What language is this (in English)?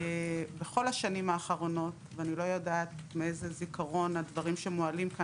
Hebrew